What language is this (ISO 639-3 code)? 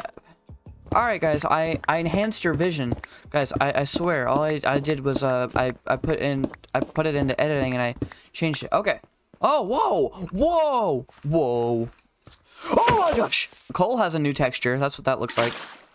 eng